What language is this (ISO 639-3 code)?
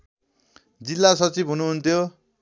nep